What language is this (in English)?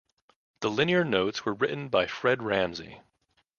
English